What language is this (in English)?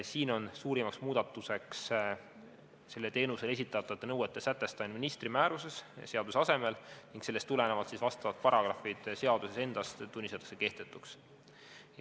Estonian